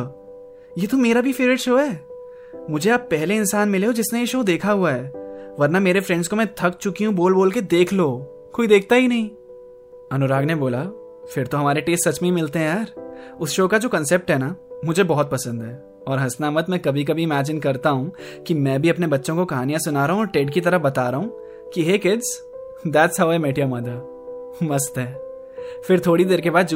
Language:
Hindi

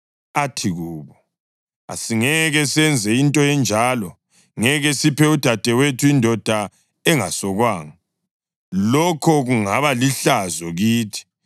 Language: North Ndebele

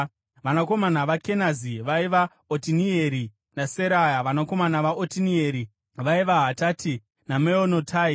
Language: Shona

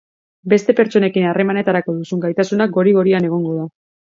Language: Basque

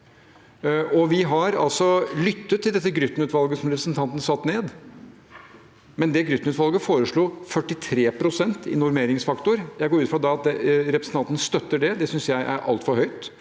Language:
Norwegian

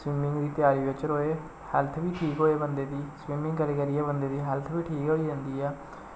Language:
Dogri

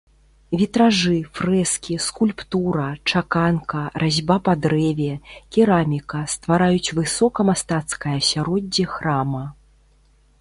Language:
Belarusian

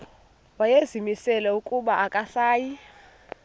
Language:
Xhosa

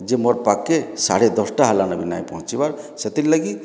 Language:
Odia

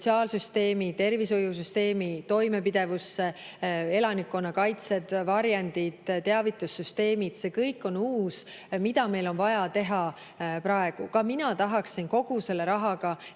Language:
Estonian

